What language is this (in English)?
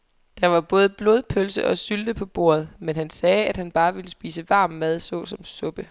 Danish